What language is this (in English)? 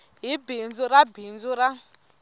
Tsonga